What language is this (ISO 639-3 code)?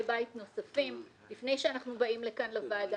heb